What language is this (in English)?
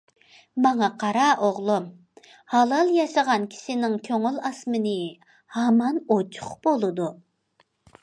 Uyghur